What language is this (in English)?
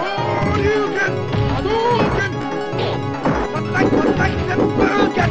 English